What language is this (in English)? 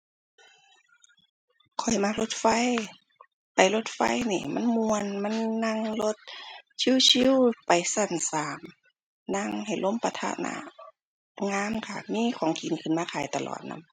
Thai